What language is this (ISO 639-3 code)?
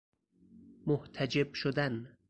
fas